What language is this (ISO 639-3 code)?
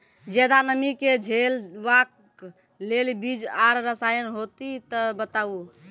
mai